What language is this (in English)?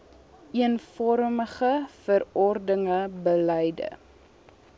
Afrikaans